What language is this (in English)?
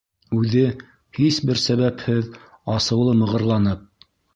Bashkir